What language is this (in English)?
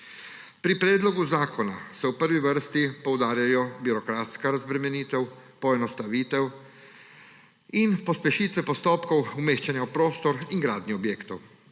Slovenian